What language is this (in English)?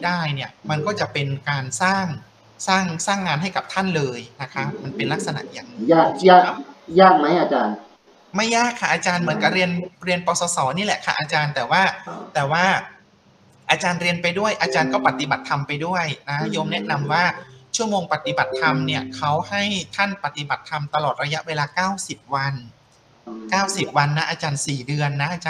Thai